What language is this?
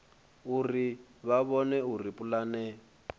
Venda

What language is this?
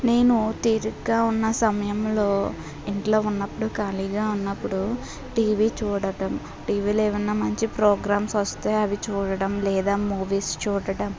Telugu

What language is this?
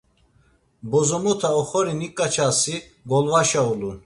Laz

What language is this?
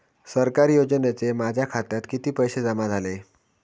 Marathi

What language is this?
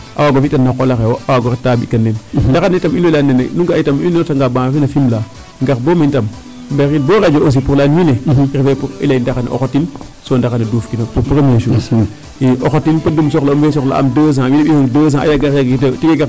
Serer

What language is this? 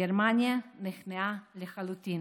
Hebrew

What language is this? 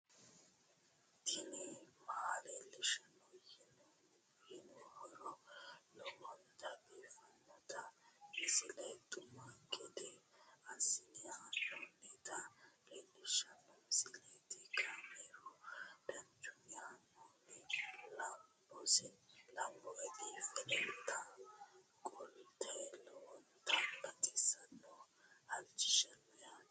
Sidamo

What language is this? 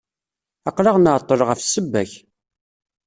Kabyle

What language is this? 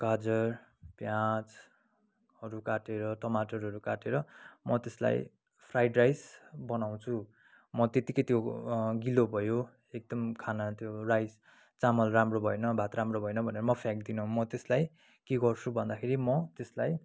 Nepali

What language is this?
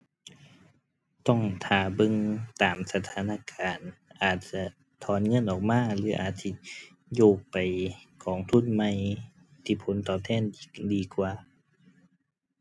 Thai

